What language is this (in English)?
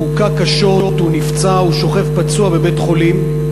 Hebrew